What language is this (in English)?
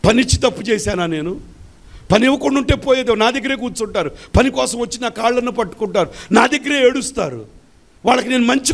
Telugu